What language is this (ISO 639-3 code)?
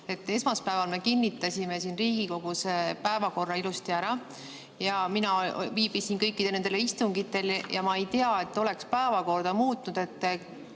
est